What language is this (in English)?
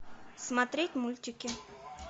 Russian